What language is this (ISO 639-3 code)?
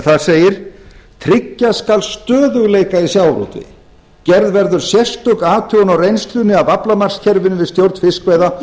isl